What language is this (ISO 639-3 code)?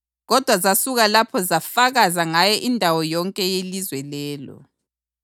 nde